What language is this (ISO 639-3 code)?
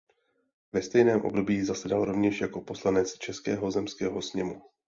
ces